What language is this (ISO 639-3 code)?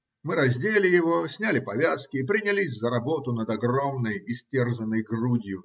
rus